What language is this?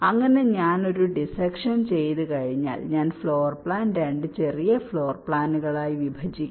Malayalam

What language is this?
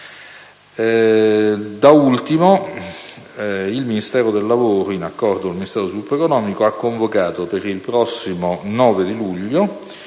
Italian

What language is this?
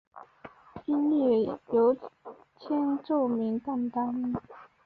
Chinese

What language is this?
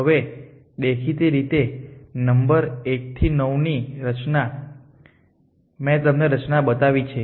Gujarati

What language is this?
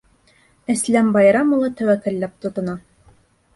Bashkir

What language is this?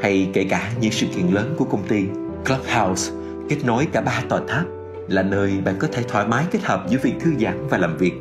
Vietnamese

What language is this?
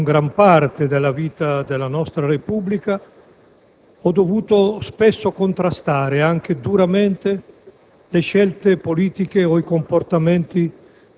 Italian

